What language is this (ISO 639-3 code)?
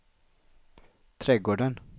swe